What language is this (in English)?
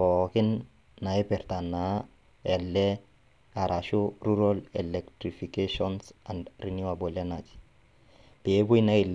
Masai